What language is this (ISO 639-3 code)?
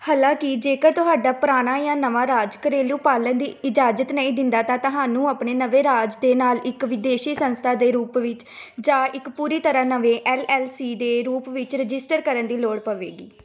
pan